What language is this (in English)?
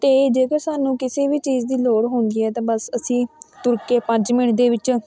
Punjabi